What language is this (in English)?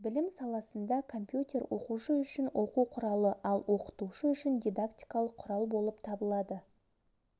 Kazakh